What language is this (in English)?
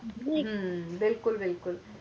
Punjabi